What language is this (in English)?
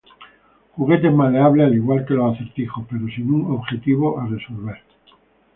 Spanish